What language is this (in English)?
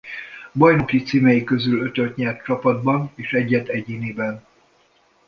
Hungarian